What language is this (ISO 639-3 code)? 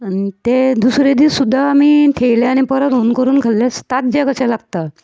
kok